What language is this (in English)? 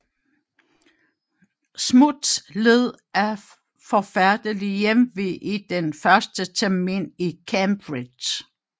Danish